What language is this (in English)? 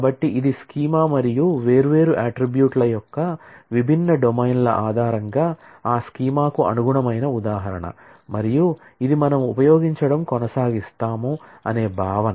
Telugu